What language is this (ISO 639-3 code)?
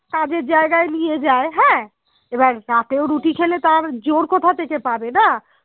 ben